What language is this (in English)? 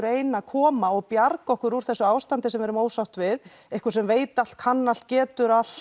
Icelandic